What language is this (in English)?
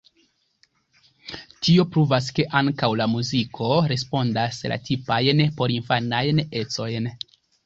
Esperanto